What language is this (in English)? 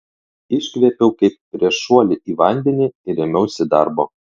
Lithuanian